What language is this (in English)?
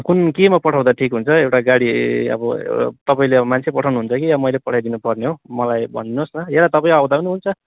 Nepali